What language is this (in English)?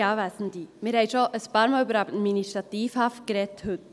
Swiss German